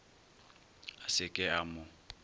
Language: Northern Sotho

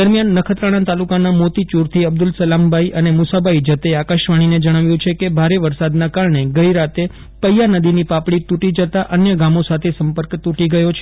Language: Gujarati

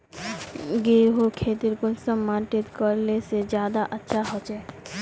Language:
Magahi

